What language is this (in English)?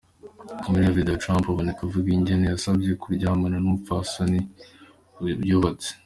Kinyarwanda